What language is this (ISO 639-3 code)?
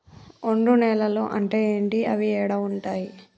tel